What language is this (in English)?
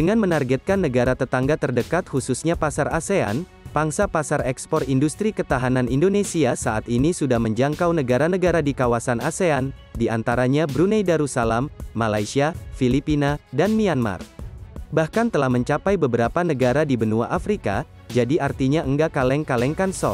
Indonesian